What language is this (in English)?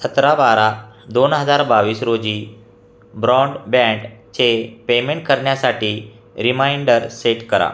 Marathi